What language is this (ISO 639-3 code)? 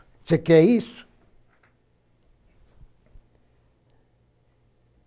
por